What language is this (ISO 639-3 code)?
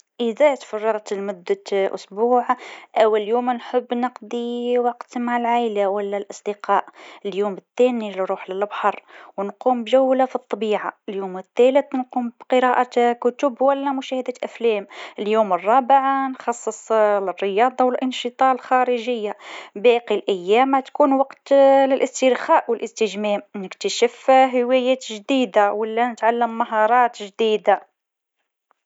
aeb